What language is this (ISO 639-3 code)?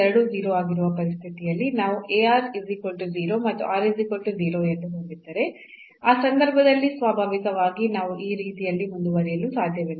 kan